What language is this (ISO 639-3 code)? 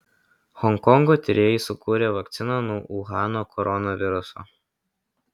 lit